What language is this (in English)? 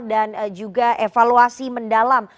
Indonesian